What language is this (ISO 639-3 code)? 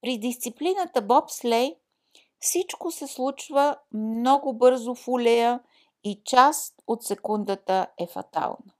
bul